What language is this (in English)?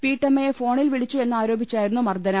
Malayalam